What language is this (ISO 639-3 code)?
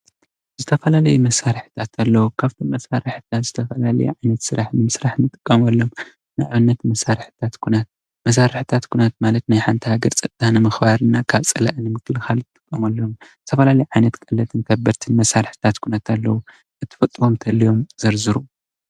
tir